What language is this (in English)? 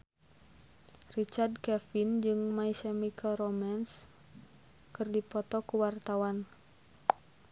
Sundanese